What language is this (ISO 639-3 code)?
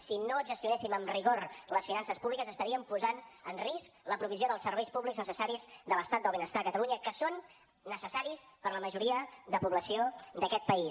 cat